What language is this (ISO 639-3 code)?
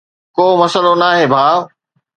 snd